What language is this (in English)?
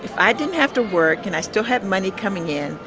English